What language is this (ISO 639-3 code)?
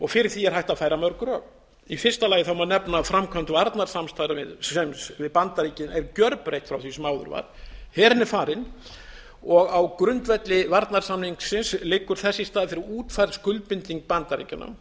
isl